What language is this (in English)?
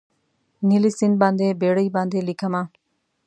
Pashto